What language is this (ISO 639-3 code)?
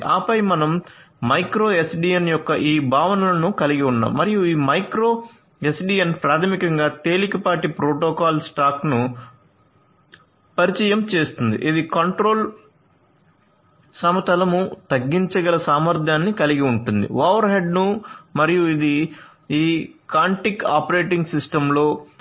tel